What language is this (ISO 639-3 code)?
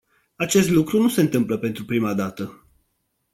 ron